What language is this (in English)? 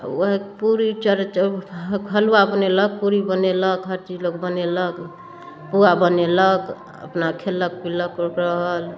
Maithili